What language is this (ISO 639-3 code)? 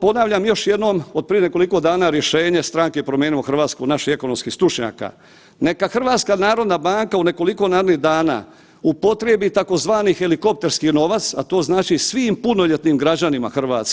hrv